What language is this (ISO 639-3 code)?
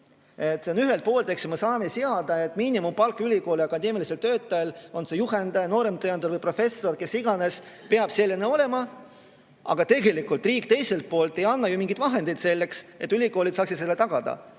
est